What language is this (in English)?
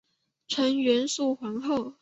Chinese